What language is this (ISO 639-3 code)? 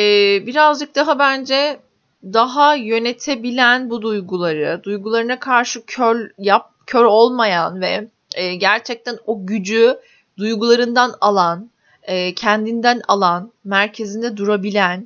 tur